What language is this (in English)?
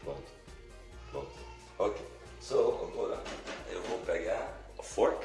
Portuguese